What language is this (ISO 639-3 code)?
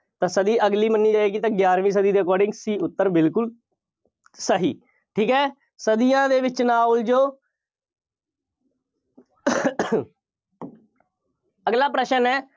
pan